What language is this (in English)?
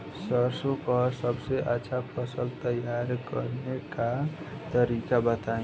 Bhojpuri